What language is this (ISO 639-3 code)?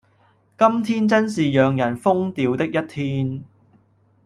yue